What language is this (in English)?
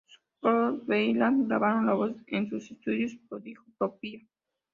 Spanish